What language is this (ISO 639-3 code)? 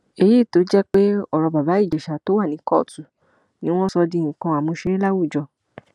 yor